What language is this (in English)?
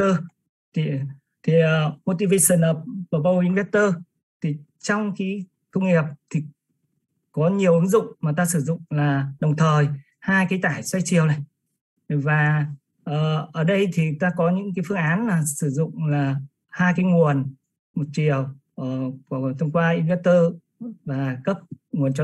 Vietnamese